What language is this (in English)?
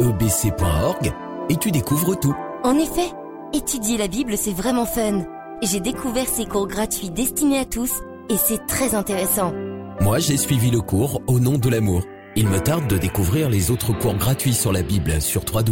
French